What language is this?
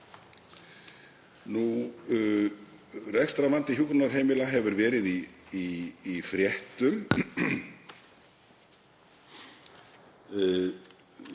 Icelandic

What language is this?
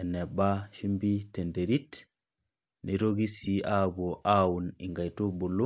Masai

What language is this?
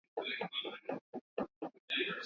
Swahili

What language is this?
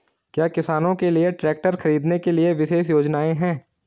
Hindi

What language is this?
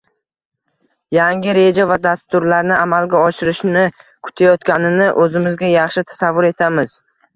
Uzbek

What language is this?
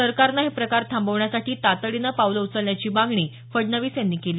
Marathi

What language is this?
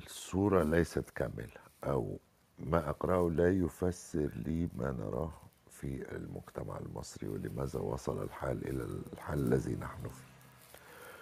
Arabic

